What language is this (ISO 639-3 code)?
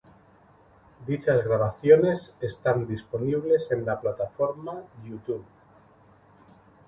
spa